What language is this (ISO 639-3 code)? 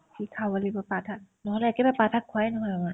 asm